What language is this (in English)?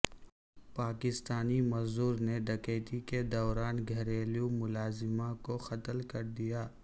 Urdu